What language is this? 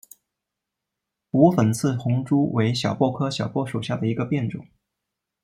Chinese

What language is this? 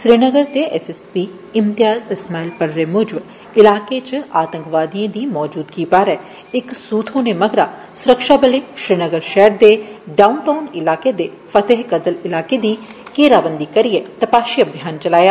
Dogri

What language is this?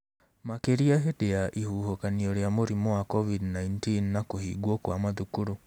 Kikuyu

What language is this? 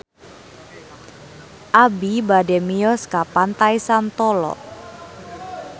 Sundanese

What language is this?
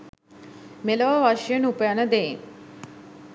Sinhala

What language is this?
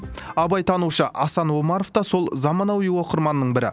Kazakh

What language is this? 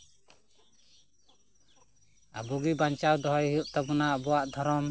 Santali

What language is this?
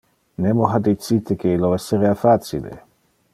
Interlingua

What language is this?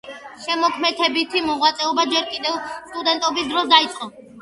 Georgian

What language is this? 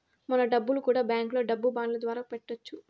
Telugu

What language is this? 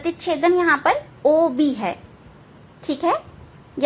Hindi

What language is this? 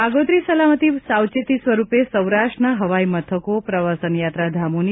Gujarati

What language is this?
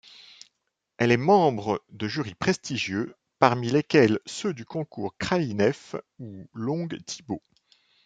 French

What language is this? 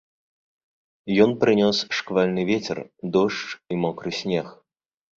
Belarusian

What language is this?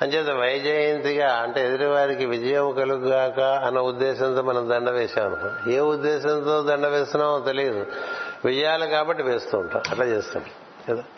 Telugu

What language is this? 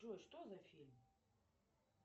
Russian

